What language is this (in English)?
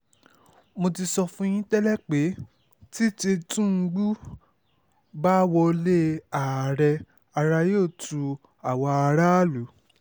Yoruba